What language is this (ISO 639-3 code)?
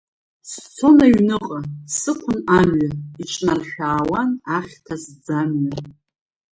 abk